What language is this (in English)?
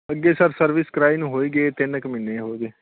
Punjabi